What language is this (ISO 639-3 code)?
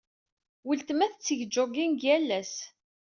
kab